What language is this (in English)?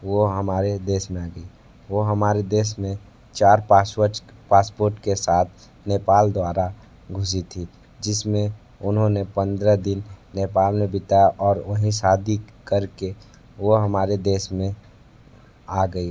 Hindi